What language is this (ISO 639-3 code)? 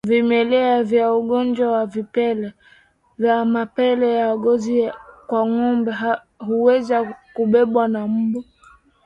swa